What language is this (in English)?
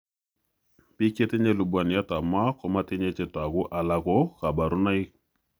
Kalenjin